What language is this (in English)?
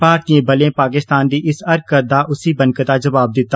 Dogri